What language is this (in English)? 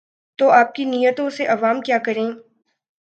Urdu